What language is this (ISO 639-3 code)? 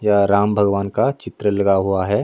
hin